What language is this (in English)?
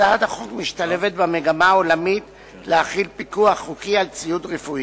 Hebrew